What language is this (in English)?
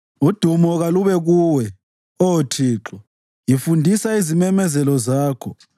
North Ndebele